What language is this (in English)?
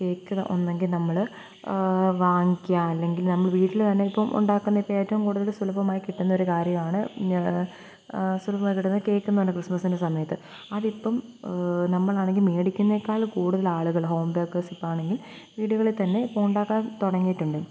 Malayalam